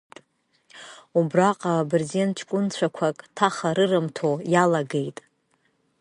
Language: Abkhazian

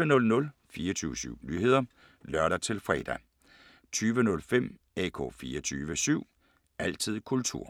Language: Danish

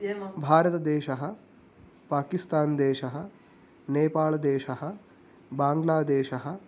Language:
Sanskrit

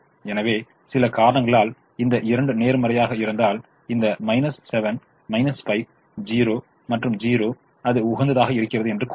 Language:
Tamil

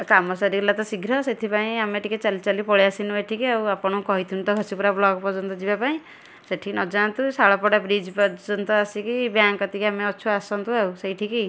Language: Odia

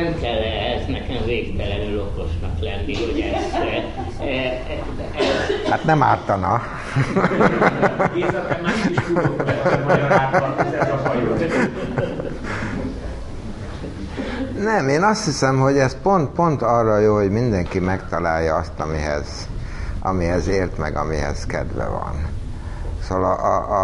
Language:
Hungarian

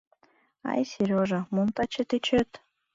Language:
Mari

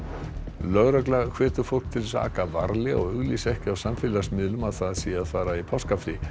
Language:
Icelandic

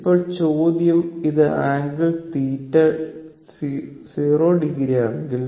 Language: Malayalam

